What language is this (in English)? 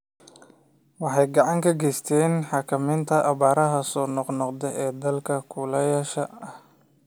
Somali